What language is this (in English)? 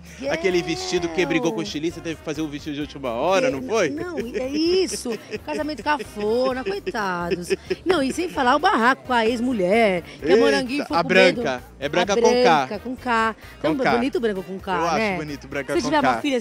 Portuguese